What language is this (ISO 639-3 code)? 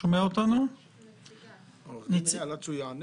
heb